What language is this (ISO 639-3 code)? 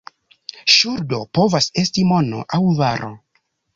epo